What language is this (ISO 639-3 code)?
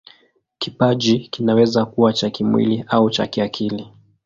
swa